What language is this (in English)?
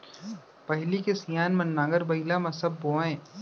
Chhattisgarhi